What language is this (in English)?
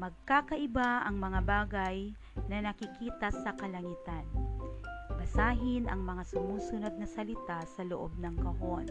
Filipino